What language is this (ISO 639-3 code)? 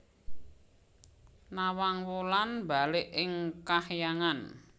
jav